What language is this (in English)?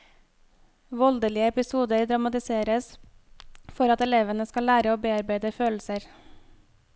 Norwegian